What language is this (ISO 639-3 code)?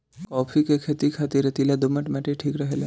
bho